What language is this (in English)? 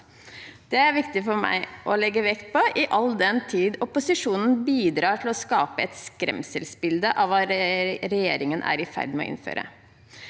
Norwegian